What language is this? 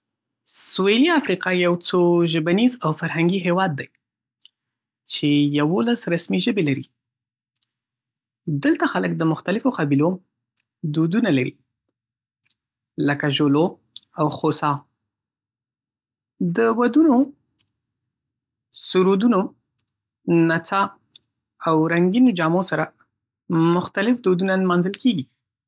Pashto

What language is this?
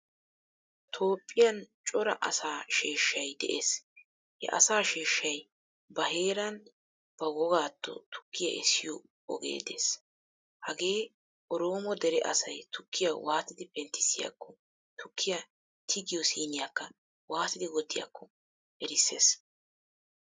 Wolaytta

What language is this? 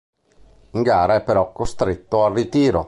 Italian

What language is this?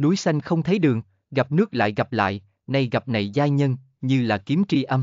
Vietnamese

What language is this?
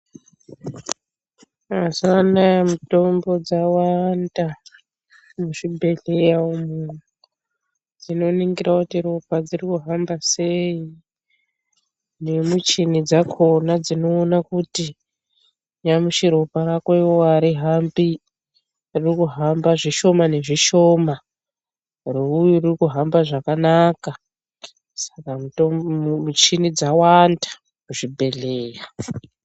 Ndau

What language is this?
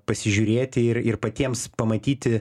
Lithuanian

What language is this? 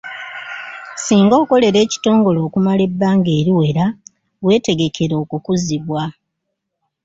Ganda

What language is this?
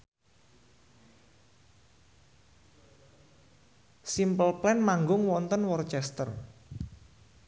Javanese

